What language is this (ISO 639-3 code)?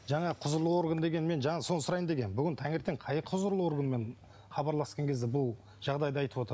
kaz